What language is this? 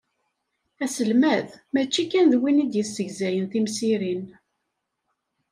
Kabyle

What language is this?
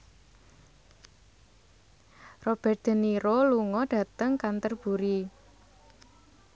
Javanese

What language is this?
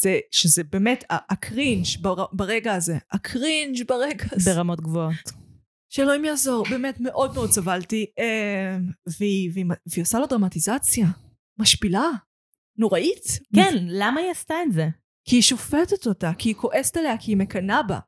Hebrew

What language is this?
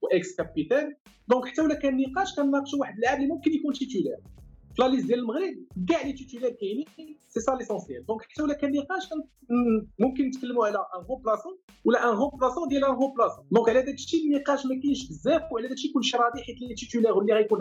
Arabic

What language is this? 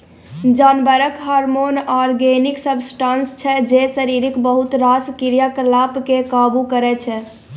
Maithili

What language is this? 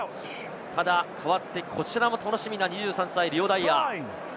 Japanese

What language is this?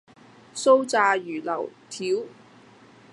Cantonese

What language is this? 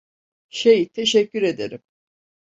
Turkish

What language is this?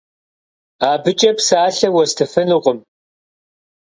Kabardian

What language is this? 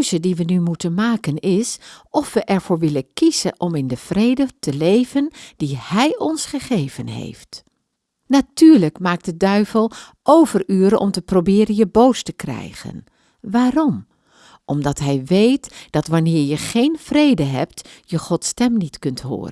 Dutch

